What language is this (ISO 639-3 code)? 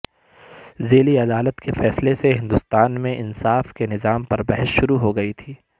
urd